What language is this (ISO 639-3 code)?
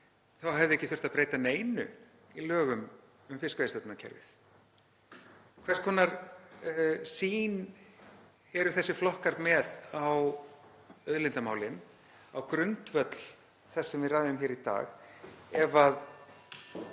isl